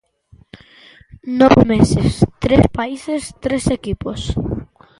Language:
Galician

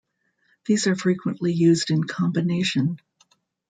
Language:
English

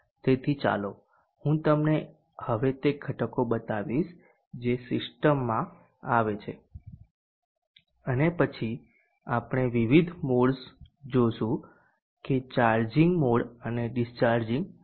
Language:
Gujarati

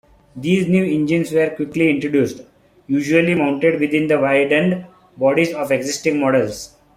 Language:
English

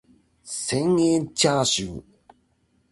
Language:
Japanese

